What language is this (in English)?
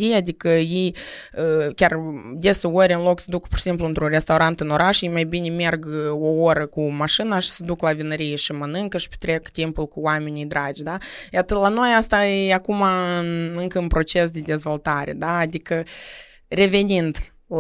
Romanian